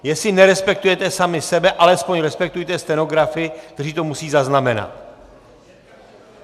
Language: Czech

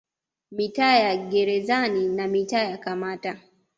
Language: Swahili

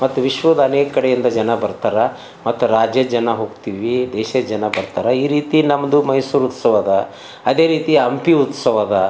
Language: Kannada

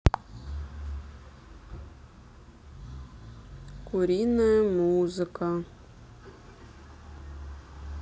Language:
Russian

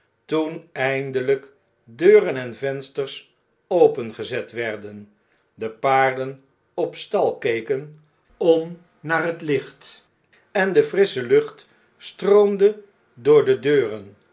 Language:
Dutch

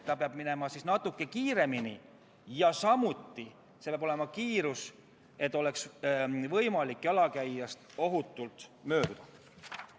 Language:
Estonian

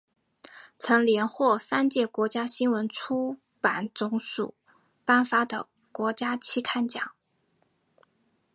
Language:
Chinese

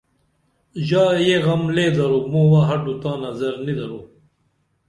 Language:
Dameli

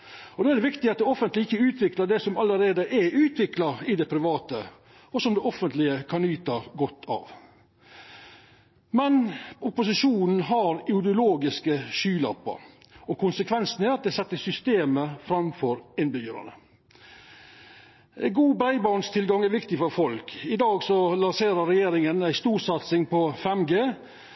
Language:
Norwegian Nynorsk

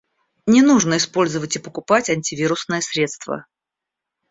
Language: Russian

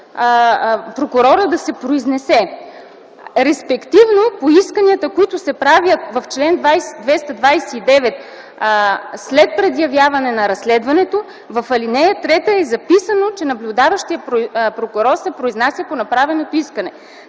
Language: Bulgarian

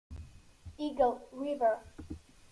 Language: Italian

